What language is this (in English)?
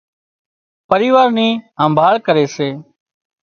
Wadiyara Koli